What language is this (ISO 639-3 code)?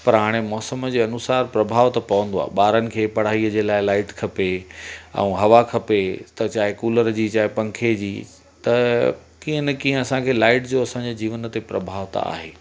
snd